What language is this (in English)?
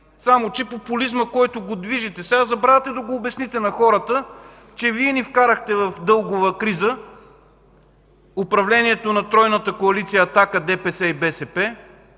Bulgarian